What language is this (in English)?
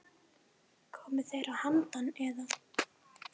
Icelandic